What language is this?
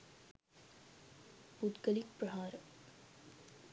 Sinhala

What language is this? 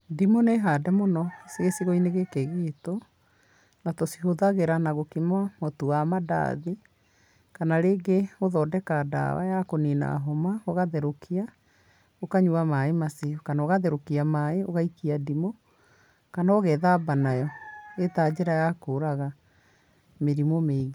Kikuyu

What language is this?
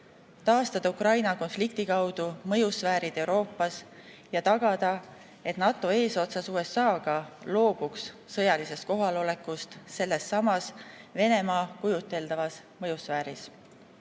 Estonian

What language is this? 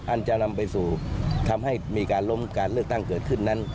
Thai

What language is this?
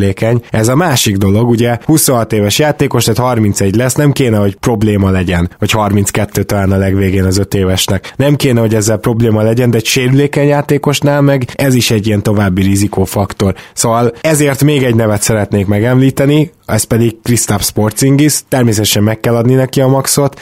Hungarian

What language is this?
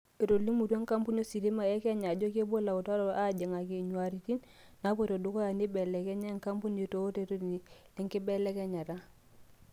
Masai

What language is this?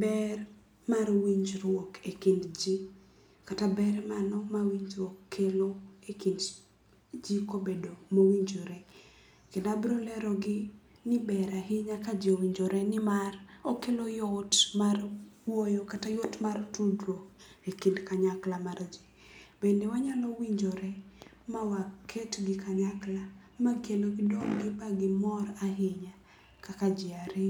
Luo (Kenya and Tanzania)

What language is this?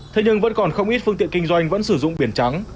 Vietnamese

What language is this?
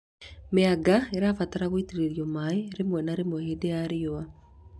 Kikuyu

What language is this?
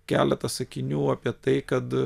Lithuanian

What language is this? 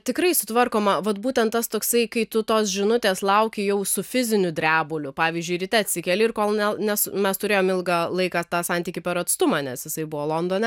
Lithuanian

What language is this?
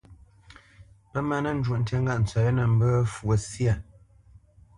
Bamenyam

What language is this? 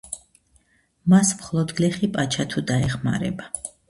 Georgian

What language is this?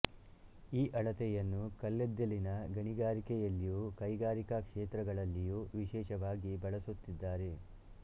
Kannada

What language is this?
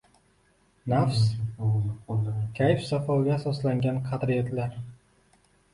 Uzbek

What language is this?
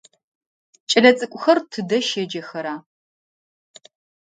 Adyghe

